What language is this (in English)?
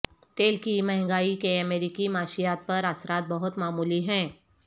Urdu